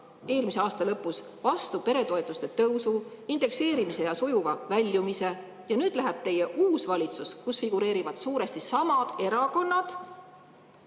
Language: Estonian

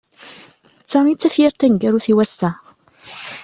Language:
Kabyle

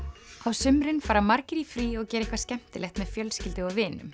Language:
Icelandic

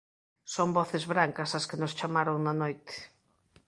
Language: Galician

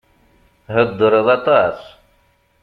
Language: Kabyle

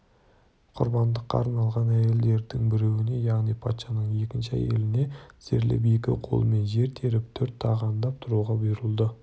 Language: Kazakh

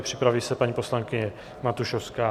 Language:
Czech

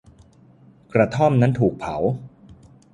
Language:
Thai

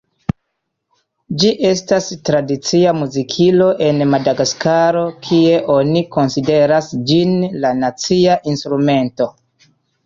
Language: Esperanto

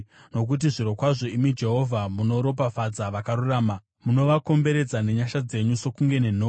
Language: Shona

